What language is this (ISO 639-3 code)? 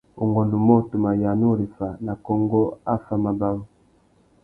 bag